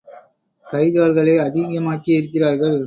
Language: Tamil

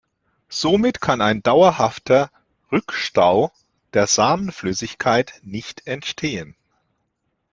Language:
German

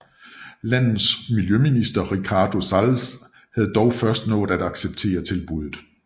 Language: Danish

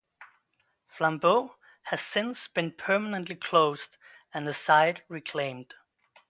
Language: English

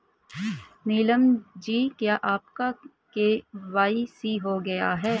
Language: Hindi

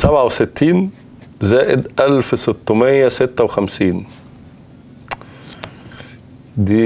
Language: Arabic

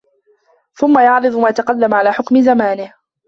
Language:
Arabic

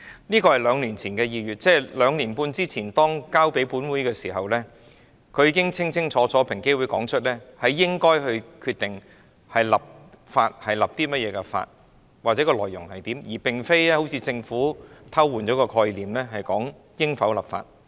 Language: Cantonese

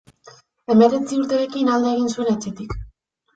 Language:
Basque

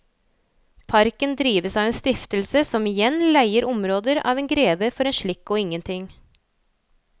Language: Norwegian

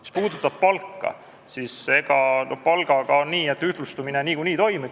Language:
Estonian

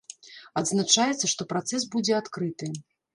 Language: Belarusian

